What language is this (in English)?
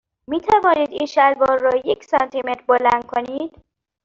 Persian